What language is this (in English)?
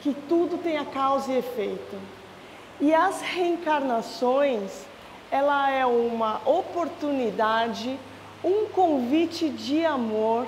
Portuguese